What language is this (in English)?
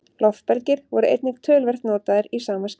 Icelandic